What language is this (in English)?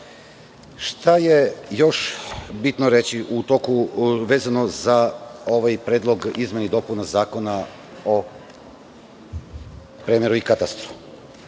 Serbian